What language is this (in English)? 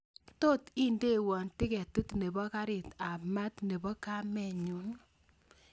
Kalenjin